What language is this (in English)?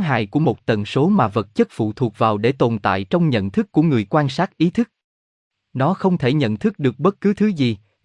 Vietnamese